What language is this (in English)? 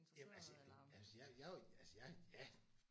Danish